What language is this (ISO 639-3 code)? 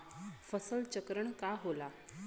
bho